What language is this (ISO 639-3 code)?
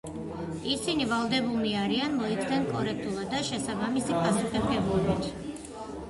kat